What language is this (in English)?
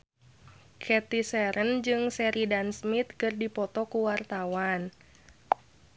Sundanese